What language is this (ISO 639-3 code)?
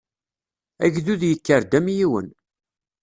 kab